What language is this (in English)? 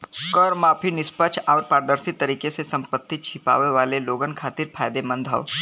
Bhojpuri